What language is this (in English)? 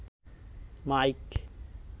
Bangla